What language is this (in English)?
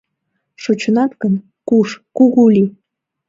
Mari